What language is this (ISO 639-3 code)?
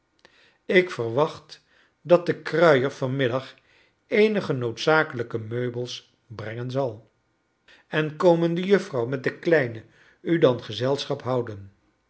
nld